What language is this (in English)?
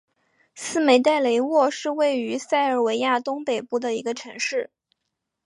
Chinese